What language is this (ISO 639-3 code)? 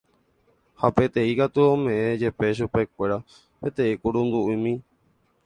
grn